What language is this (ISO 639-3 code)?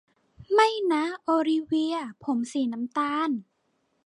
tha